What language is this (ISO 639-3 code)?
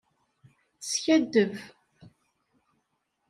kab